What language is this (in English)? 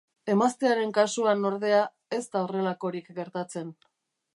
Basque